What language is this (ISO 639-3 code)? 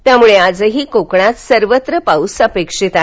mar